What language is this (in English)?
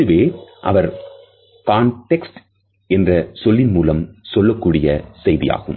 Tamil